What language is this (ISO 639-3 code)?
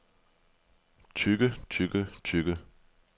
dan